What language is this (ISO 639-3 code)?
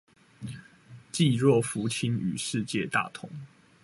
zho